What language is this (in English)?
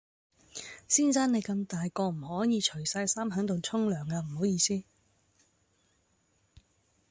Cantonese